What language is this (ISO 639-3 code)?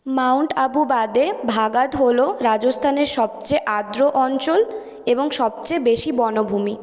ben